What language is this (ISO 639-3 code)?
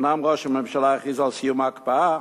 heb